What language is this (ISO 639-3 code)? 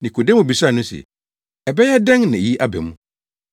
aka